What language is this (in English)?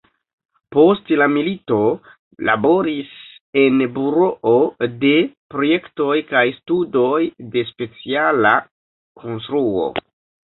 Esperanto